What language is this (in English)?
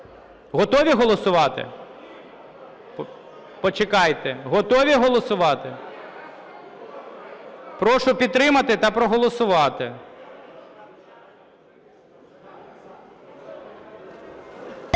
Ukrainian